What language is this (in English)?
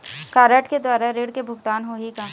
Chhattisgarhi